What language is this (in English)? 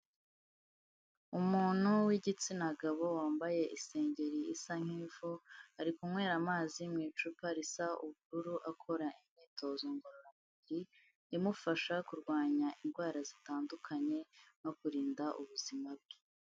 Kinyarwanda